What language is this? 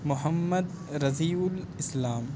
Urdu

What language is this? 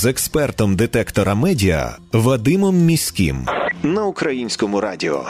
Ukrainian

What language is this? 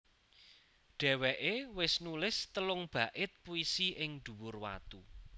Javanese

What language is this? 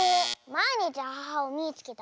Japanese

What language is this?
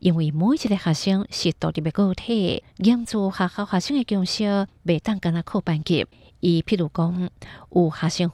Chinese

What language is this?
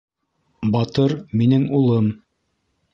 Bashkir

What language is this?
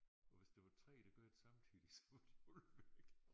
Danish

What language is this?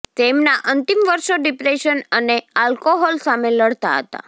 Gujarati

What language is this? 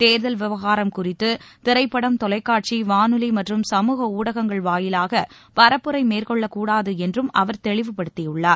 Tamil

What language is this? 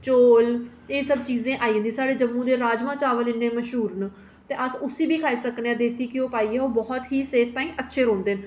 Dogri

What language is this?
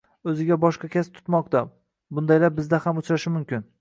Uzbek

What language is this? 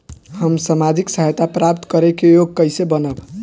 Bhojpuri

